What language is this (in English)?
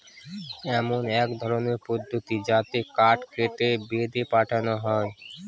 Bangla